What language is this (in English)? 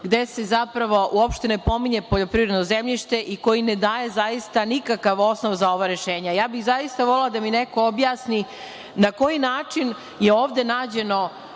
Serbian